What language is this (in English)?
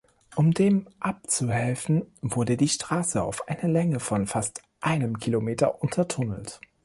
German